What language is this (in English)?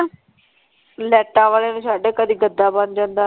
Punjabi